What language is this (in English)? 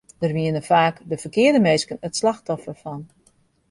Western Frisian